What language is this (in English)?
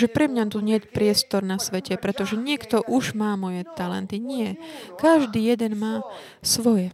Slovak